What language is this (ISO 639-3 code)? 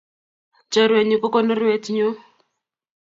kln